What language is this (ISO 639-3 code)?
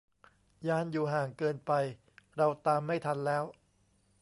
tha